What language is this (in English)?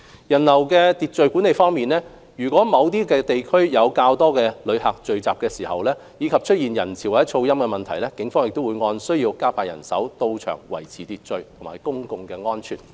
Cantonese